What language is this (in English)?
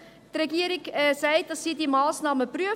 Swiss German